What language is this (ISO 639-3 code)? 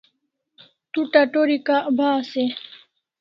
kls